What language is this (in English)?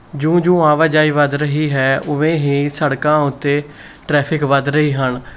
Punjabi